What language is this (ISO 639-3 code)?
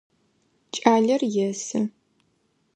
ady